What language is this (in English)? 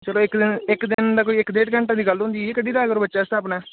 Dogri